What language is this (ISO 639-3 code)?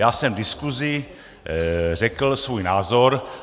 ces